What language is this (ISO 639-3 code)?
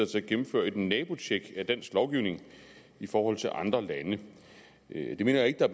dan